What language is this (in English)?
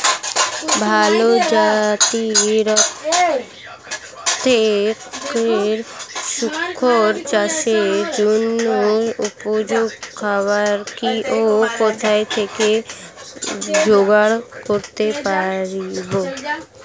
Bangla